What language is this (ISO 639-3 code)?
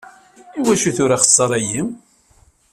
kab